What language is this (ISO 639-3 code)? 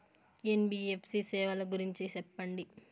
tel